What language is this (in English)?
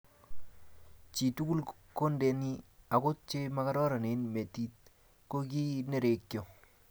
Kalenjin